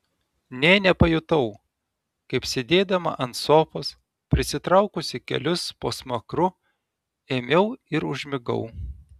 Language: Lithuanian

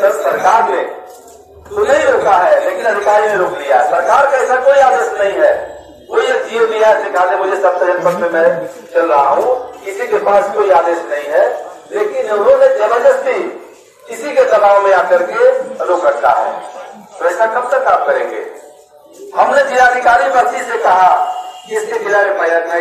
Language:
Hindi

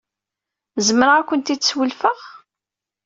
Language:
Kabyle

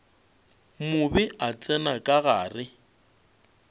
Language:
Northern Sotho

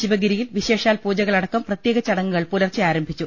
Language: Malayalam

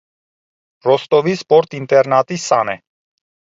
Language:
Armenian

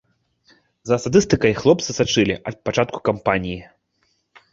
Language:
Belarusian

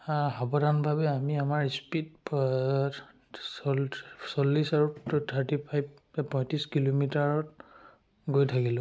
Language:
Assamese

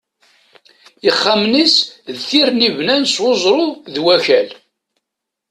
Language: Kabyle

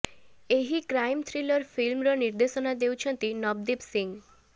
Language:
Odia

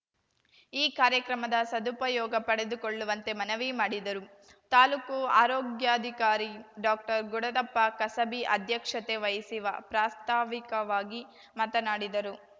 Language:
Kannada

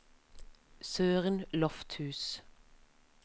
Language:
Norwegian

